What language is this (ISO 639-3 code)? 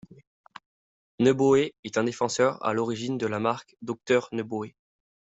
fra